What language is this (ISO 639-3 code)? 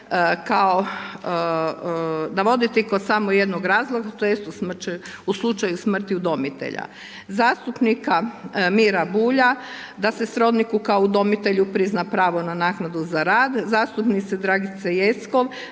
hrv